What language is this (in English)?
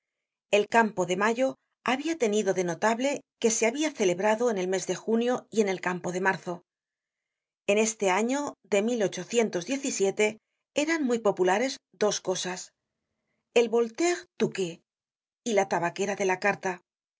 Spanish